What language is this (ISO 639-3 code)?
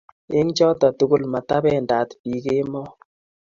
kln